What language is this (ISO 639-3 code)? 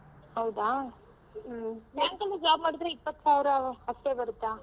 kan